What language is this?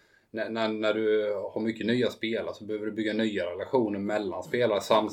Swedish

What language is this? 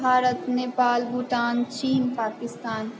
Maithili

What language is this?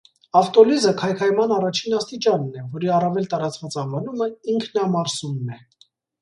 Armenian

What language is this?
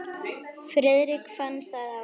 Icelandic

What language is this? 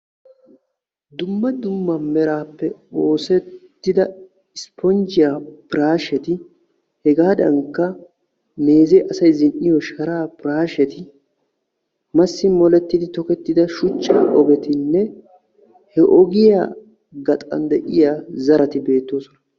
Wolaytta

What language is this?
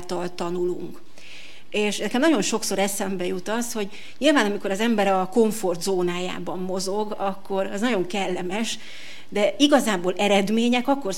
Hungarian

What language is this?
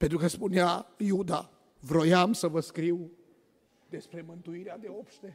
Romanian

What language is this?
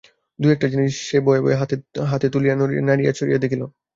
Bangla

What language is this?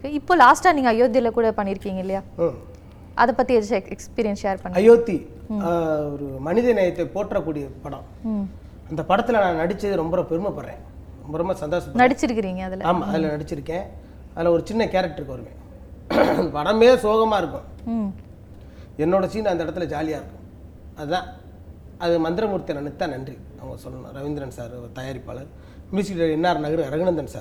Tamil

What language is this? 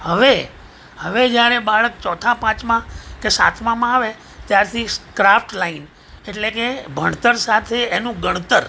Gujarati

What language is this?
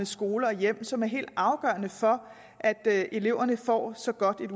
Danish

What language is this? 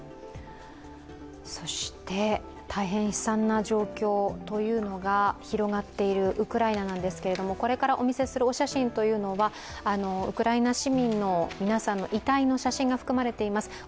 Japanese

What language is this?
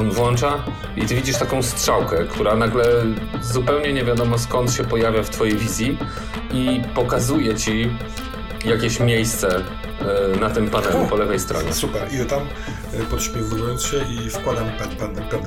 Polish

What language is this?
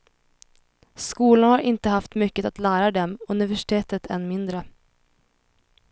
Swedish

